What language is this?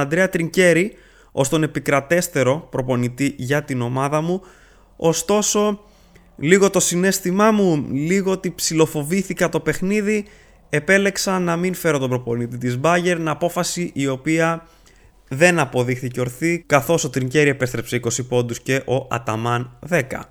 Greek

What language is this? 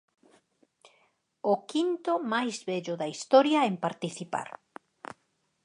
Galician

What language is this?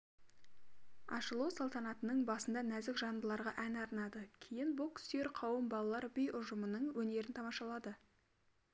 Kazakh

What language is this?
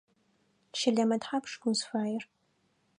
Adyghe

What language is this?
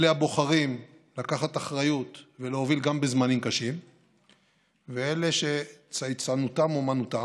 Hebrew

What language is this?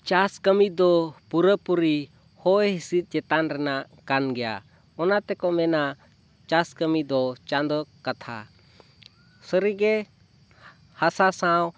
Santali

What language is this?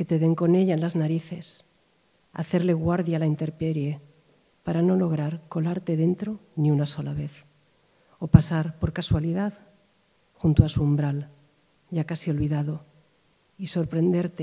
Spanish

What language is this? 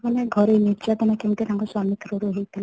Odia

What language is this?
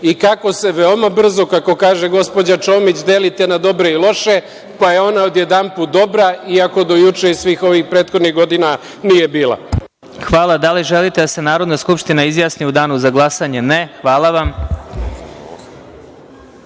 Serbian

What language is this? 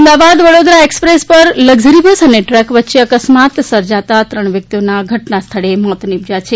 Gujarati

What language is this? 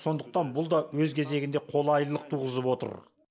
Kazakh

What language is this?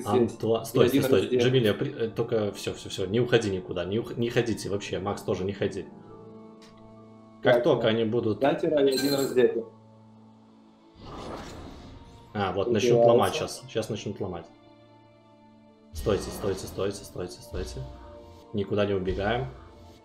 Russian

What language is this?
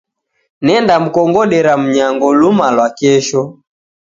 Taita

